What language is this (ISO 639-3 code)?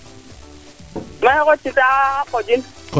srr